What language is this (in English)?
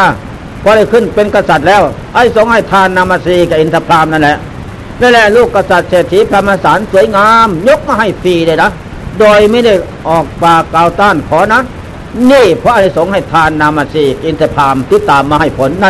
Thai